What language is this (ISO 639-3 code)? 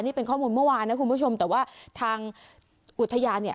tha